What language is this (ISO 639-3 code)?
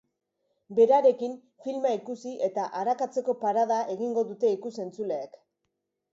eus